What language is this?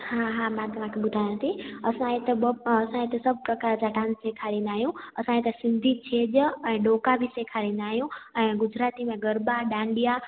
Sindhi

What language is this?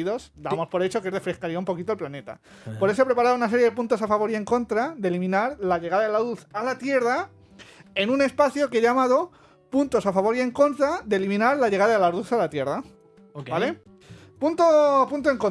Spanish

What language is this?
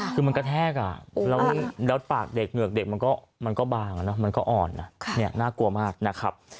Thai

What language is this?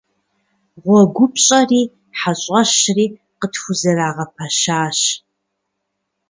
Kabardian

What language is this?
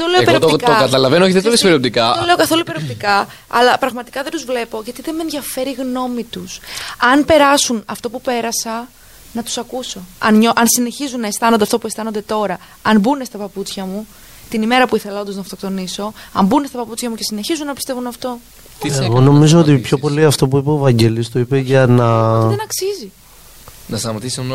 Greek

